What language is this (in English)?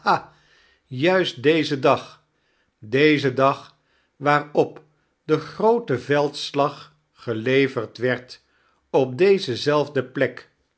Dutch